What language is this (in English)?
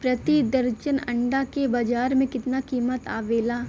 Bhojpuri